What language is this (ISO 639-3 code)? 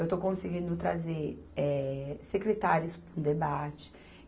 por